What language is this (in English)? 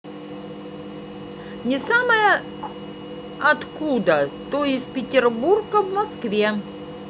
Russian